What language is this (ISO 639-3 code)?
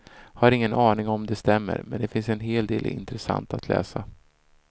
swe